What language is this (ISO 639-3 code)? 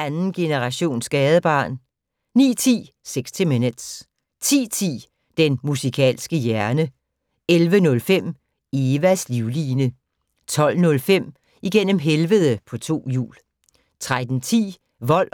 dan